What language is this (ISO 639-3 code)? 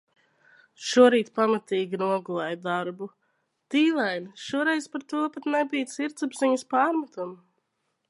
lav